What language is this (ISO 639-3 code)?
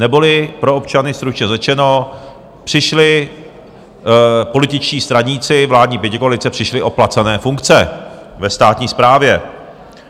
ces